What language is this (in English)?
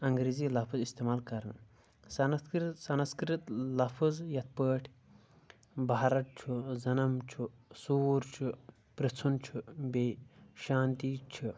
Kashmiri